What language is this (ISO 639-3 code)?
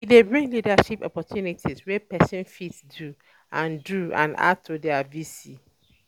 pcm